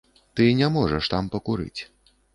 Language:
Belarusian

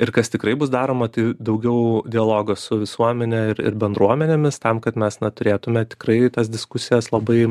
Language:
Lithuanian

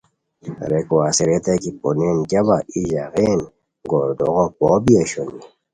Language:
Khowar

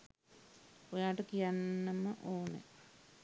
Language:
Sinhala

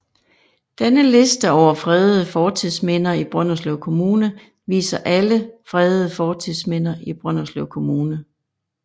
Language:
Danish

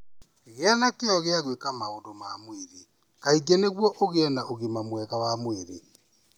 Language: Kikuyu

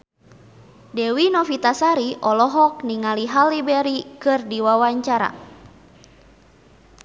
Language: Sundanese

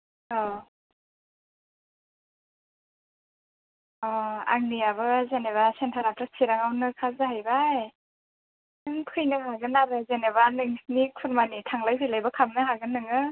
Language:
Bodo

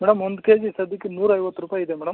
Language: Kannada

